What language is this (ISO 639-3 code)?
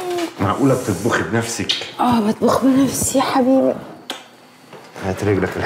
ara